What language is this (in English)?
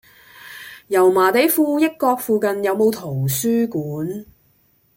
Cantonese